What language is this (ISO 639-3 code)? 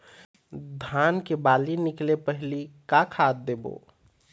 hne